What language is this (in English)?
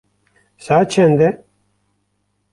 Kurdish